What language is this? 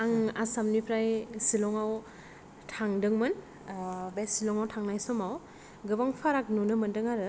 Bodo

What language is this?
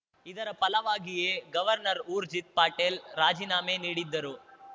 Kannada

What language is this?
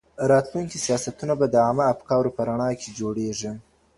Pashto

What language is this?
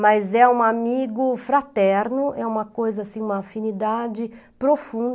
Portuguese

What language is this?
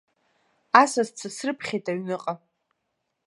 Abkhazian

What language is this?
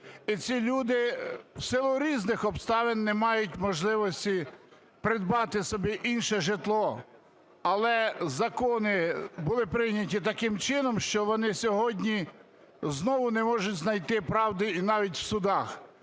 Ukrainian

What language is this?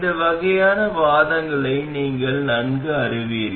Tamil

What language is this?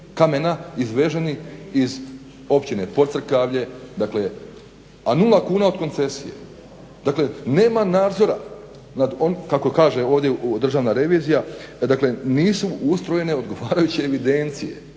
Croatian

